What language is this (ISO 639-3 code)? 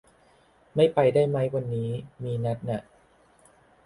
tha